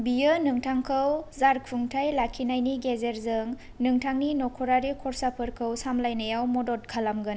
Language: Bodo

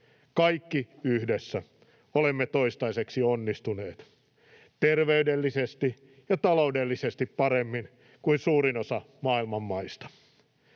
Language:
Finnish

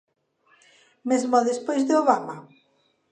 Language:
Galician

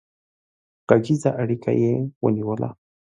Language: Pashto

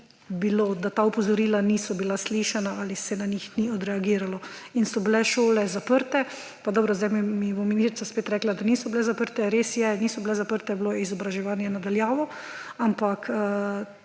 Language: Slovenian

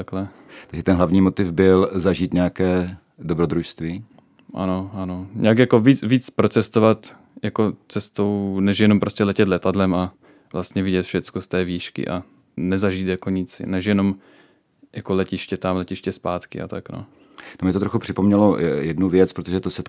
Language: Czech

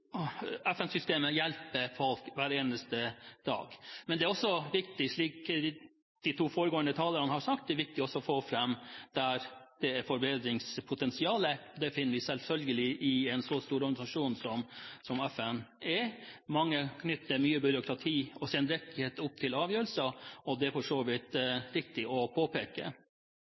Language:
Norwegian Bokmål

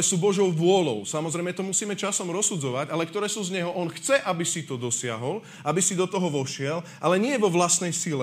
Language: Slovak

